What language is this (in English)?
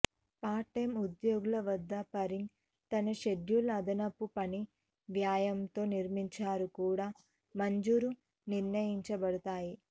Telugu